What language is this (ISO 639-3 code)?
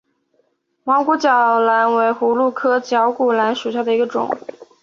zho